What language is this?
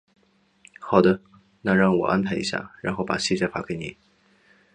Chinese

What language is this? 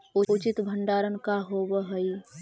Magahi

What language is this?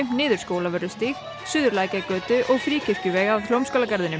Icelandic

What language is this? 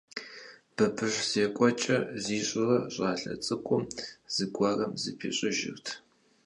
Kabardian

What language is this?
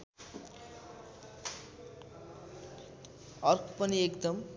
Nepali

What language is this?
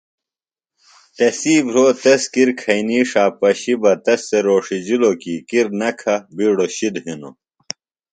Phalura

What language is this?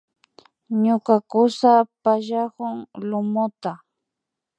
Imbabura Highland Quichua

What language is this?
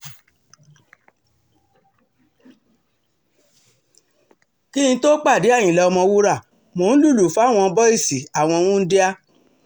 Yoruba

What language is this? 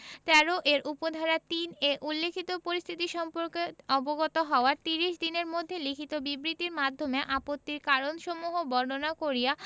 Bangla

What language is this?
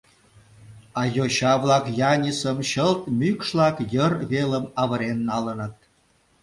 Mari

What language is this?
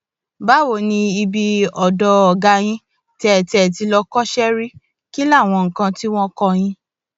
Yoruba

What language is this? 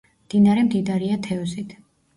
Georgian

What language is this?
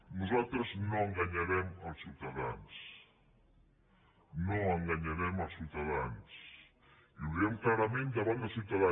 Catalan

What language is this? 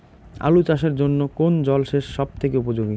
Bangla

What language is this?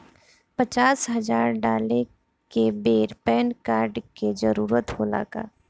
Bhojpuri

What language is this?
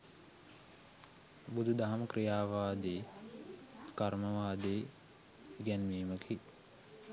Sinhala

